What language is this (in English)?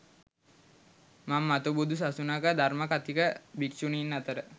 Sinhala